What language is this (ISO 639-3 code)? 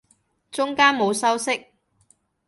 yue